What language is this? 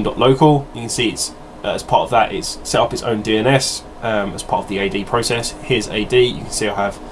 English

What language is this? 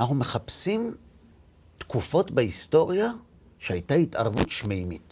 Hebrew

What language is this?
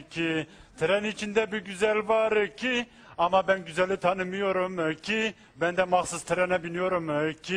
Turkish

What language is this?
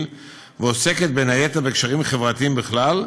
Hebrew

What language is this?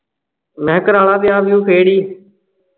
Punjabi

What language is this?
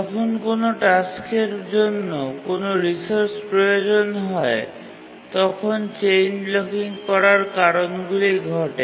Bangla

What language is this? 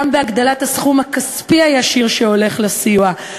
Hebrew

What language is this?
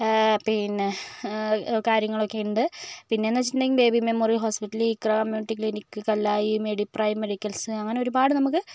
Malayalam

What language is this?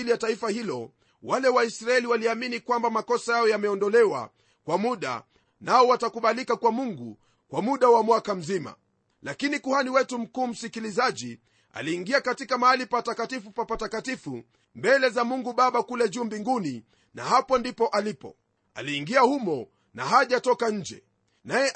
Swahili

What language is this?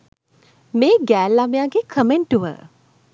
Sinhala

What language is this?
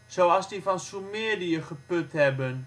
Dutch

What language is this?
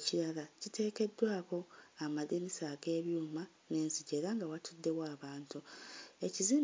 Ganda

